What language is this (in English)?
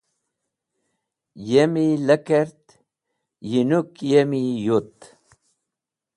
Wakhi